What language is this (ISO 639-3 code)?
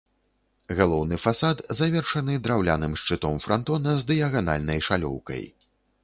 bel